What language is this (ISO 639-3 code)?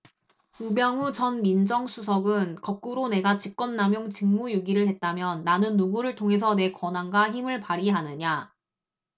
kor